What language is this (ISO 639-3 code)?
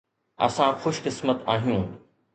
snd